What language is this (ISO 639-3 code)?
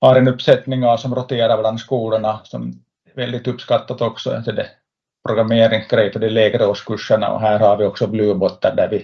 swe